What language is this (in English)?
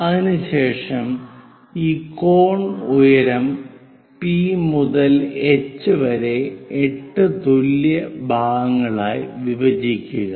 Malayalam